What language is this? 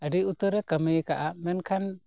Santali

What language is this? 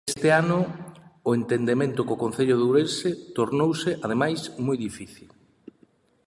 Galician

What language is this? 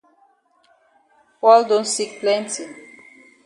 Cameroon Pidgin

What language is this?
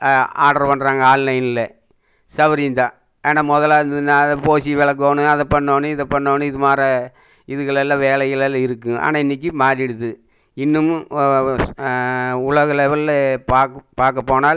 Tamil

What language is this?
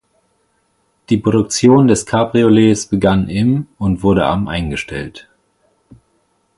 German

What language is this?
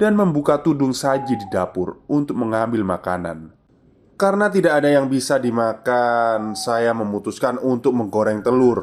Indonesian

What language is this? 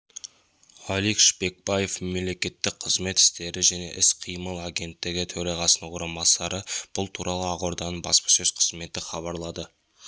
Kazakh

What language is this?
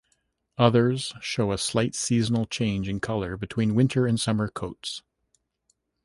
English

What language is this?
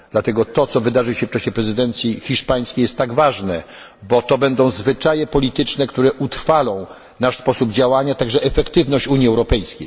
Polish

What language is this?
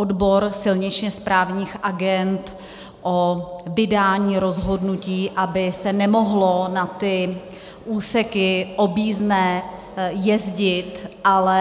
Czech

